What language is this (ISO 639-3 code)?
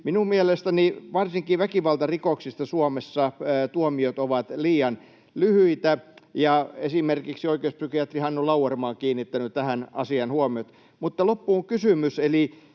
fin